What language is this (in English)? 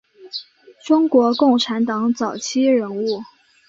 Chinese